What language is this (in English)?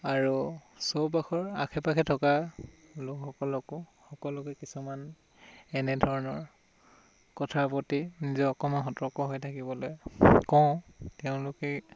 Assamese